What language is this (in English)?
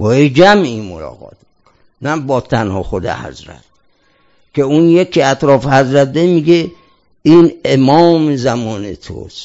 Persian